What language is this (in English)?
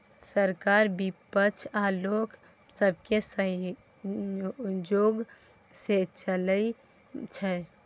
Maithili